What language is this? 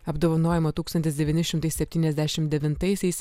Lithuanian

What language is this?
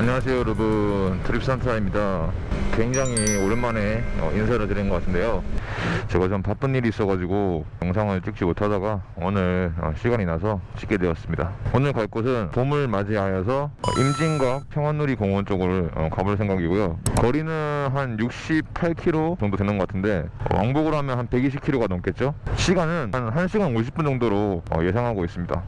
Korean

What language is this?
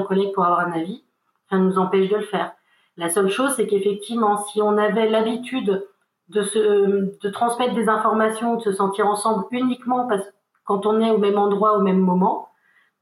French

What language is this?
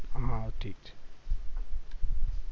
Gujarati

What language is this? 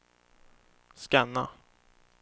Swedish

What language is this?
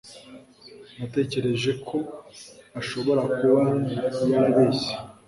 Kinyarwanda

